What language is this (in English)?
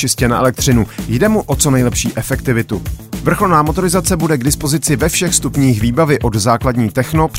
Czech